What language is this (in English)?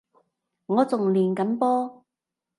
Cantonese